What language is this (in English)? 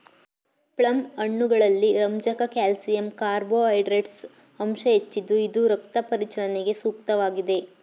Kannada